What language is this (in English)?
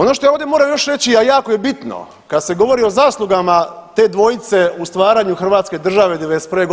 Croatian